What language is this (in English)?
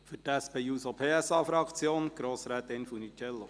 Swiss German